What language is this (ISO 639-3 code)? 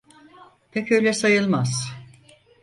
tur